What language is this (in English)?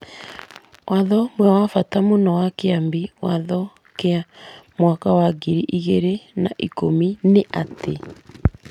Kikuyu